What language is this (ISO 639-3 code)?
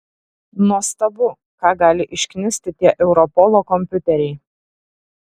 lit